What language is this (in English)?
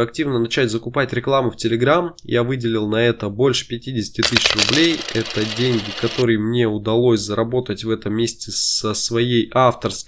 Russian